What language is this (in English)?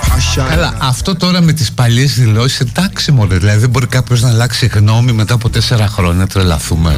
Greek